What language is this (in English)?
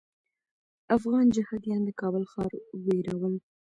Pashto